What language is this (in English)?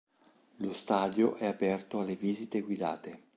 Italian